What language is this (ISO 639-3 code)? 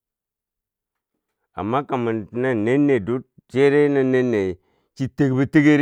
bsj